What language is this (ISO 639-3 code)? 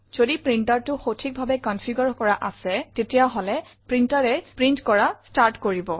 asm